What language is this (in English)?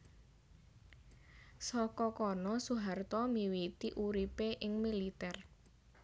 Javanese